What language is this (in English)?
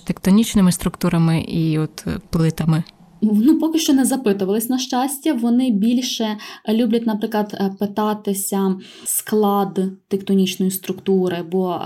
Ukrainian